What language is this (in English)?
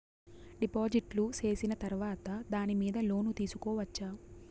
Telugu